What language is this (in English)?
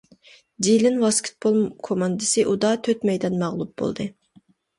Uyghur